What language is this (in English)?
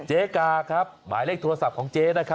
Thai